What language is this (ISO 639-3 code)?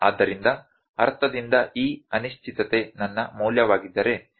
kan